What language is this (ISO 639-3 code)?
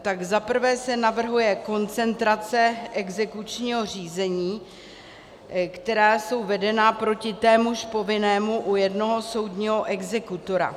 ces